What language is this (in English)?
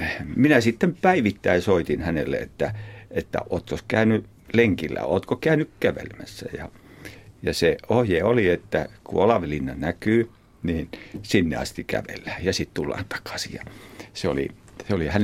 Finnish